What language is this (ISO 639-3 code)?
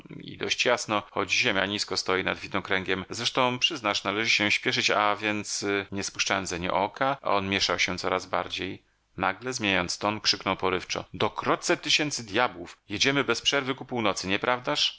pol